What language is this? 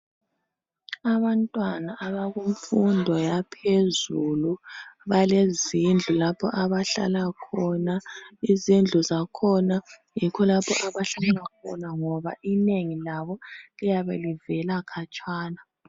North Ndebele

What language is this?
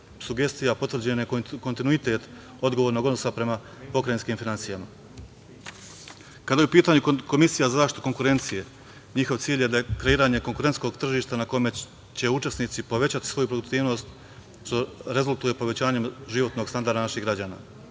Serbian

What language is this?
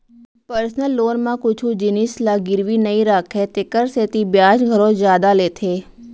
Chhattisgarhi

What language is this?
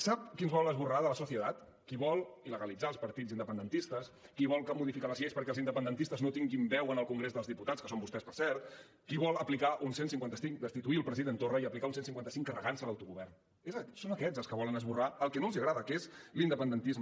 Catalan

